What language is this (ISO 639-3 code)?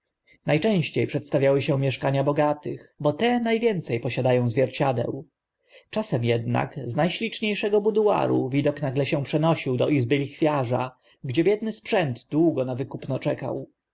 pol